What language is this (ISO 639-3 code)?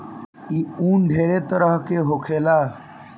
bho